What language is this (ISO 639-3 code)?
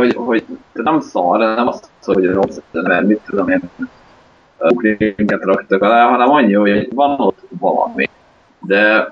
hun